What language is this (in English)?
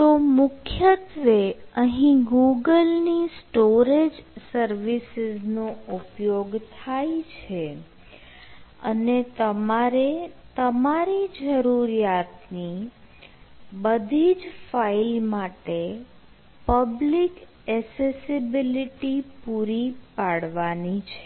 Gujarati